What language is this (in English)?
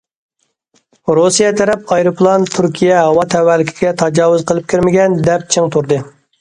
Uyghur